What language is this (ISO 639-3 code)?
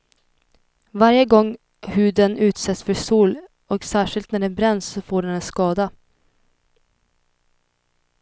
swe